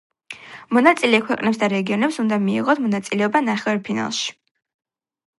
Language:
Georgian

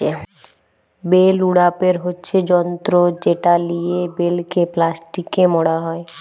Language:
Bangla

